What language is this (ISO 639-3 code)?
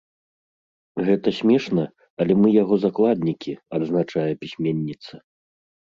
bel